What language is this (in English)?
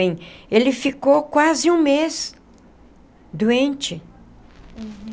Portuguese